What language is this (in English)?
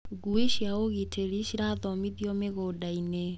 Kikuyu